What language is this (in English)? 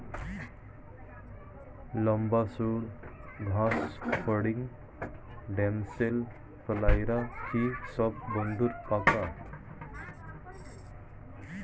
Bangla